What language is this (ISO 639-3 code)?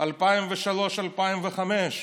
heb